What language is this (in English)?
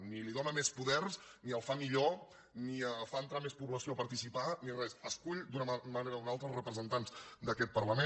Catalan